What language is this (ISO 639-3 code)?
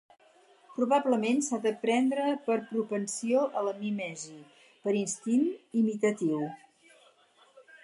cat